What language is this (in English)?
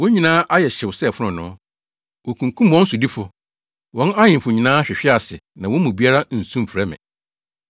Akan